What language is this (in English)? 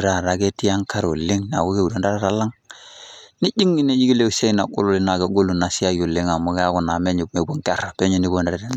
Masai